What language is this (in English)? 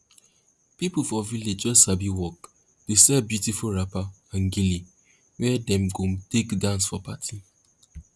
Nigerian Pidgin